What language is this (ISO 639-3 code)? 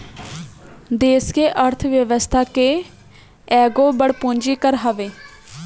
bho